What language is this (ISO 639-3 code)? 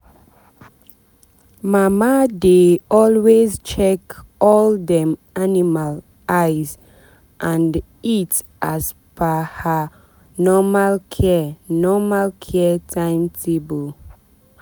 pcm